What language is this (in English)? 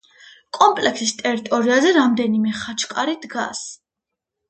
Georgian